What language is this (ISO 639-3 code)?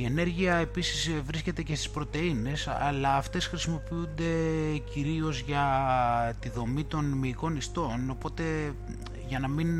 ell